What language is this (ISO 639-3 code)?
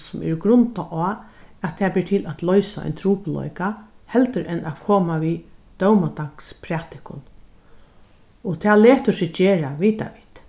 fao